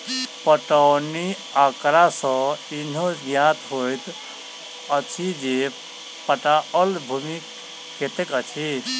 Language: Maithili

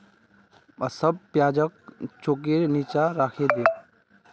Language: Magahi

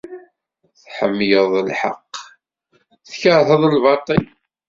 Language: Kabyle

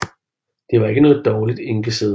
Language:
Danish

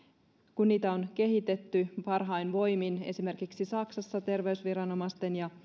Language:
Finnish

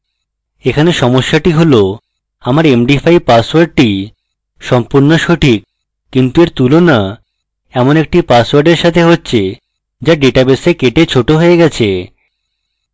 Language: Bangla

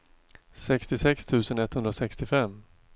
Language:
Swedish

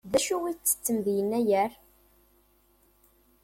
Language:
Kabyle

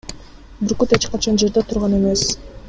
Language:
Kyrgyz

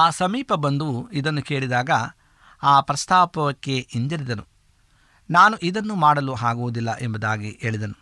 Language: Kannada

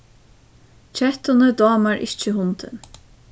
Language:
Faroese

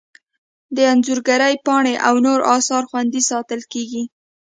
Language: Pashto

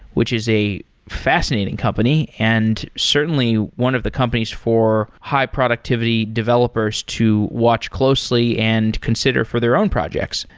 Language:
English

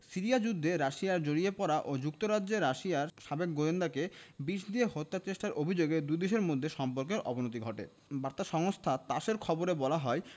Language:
Bangla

